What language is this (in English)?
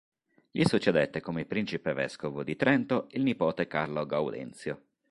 Italian